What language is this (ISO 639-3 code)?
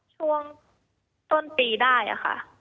tha